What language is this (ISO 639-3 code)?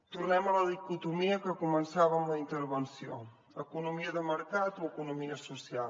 cat